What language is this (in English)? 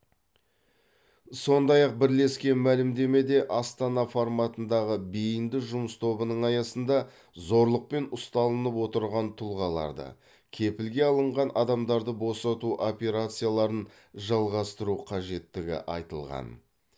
Kazakh